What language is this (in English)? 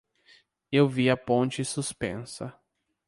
Portuguese